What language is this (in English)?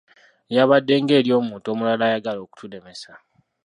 Ganda